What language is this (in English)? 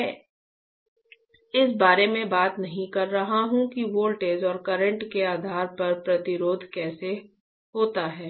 Hindi